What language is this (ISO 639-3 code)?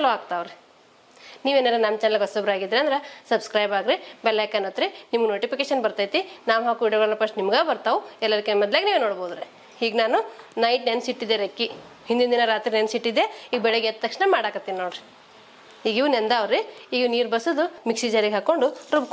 kan